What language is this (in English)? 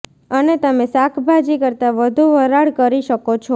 Gujarati